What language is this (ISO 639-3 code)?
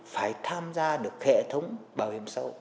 vie